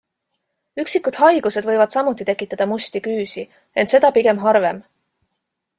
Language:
Estonian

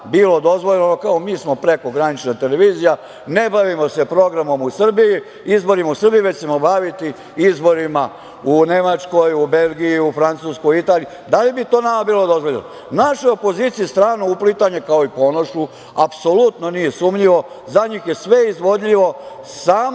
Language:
Serbian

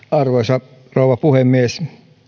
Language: Finnish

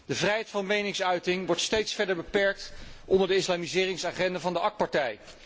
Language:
Dutch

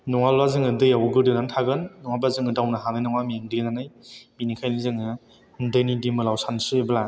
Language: Bodo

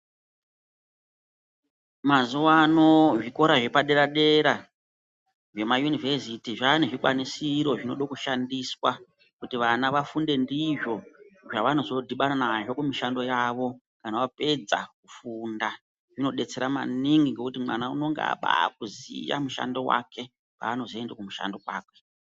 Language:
Ndau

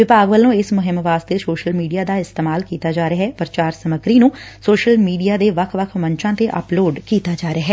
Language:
Punjabi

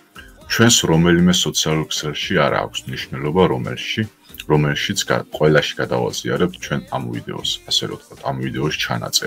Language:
Romanian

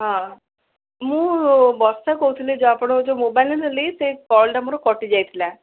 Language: Odia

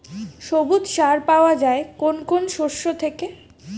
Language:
Bangla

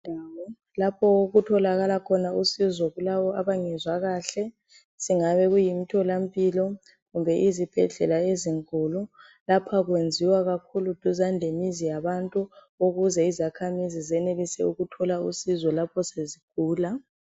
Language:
North Ndebele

